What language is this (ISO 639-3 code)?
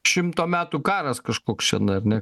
lit